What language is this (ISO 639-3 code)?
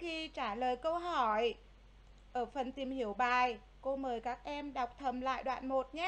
vie